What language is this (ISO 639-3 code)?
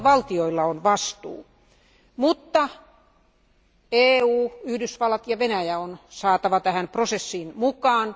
fin